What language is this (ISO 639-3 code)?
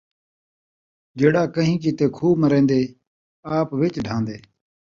skr